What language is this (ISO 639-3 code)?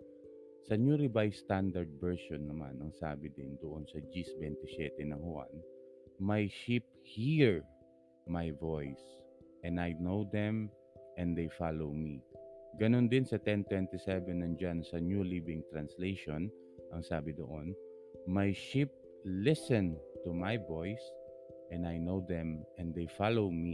fil